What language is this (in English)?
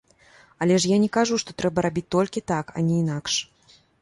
Belarusian